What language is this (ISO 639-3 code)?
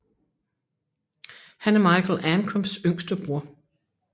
dan